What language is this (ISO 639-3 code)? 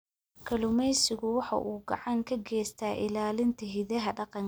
som